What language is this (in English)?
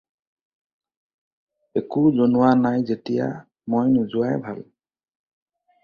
Assamese